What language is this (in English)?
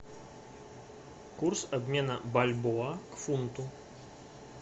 Russian